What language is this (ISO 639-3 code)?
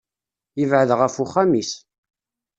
kab